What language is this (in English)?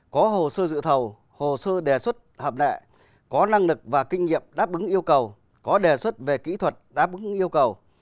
Vietnamese